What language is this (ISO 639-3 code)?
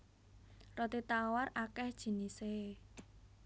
jav